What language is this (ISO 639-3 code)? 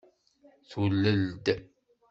kab